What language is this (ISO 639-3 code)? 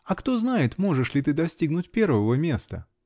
rus